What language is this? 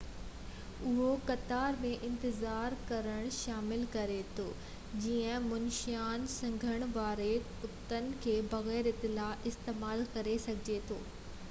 Sindhi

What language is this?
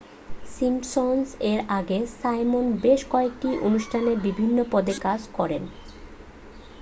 Bangla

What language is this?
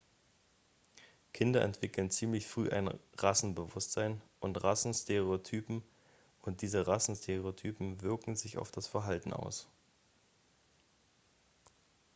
German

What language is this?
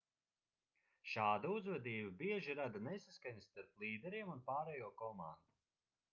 Latvian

